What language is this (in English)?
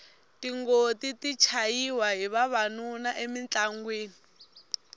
Tsonga